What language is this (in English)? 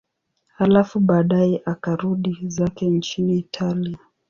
Swahili